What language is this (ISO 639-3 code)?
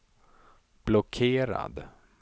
swe